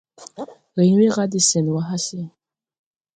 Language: Tupuri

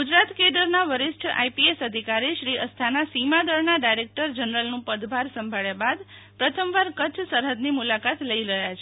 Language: Gujarati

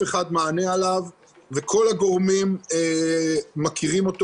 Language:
Hebrew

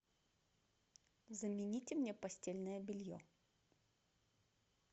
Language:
Russian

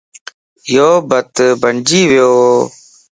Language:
Lasi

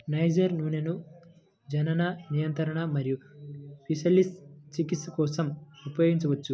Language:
Telugu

